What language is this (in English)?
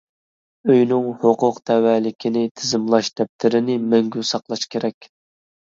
Uyghur